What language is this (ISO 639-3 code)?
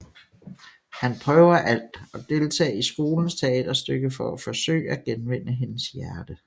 dan